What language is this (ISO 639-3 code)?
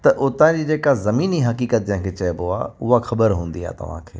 snd